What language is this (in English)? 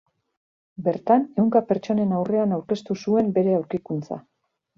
Basque